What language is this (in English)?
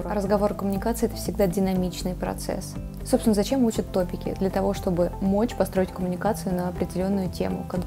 Russian